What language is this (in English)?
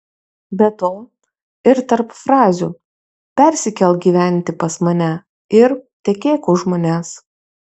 Lithuanian